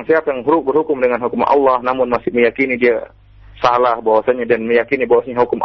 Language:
Malay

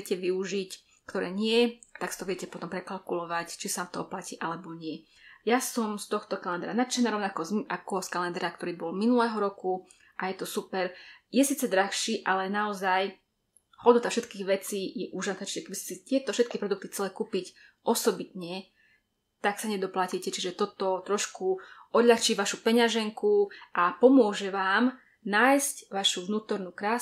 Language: Slovak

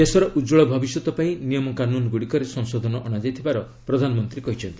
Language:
Odia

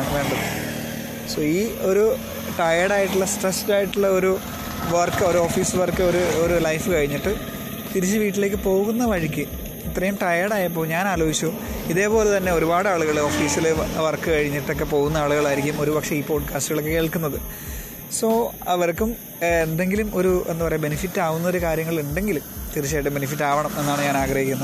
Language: Malayalam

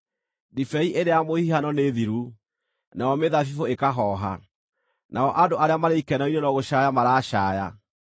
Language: Kikuyu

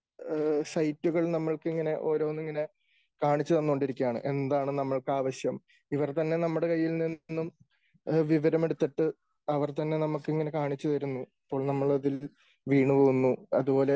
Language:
Malayalam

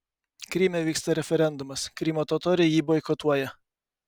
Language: Lithuanian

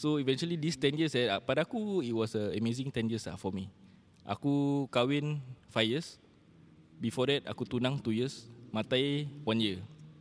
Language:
Malay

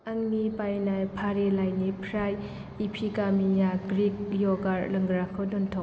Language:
Bodo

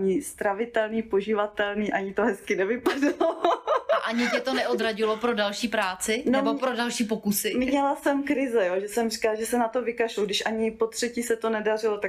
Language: Czech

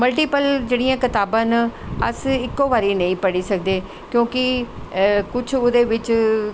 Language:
Dogri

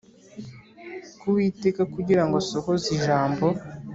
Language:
Kinyarwanda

